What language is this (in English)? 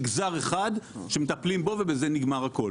Hebrew